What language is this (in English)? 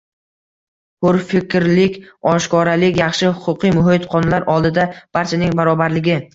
Uzbek